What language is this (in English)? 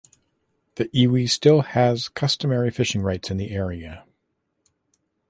English